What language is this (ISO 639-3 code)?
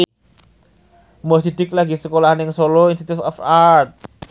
jav